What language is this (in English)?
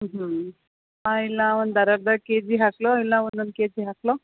Kannada